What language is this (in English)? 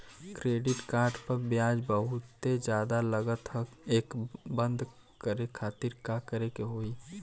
Bhojpuri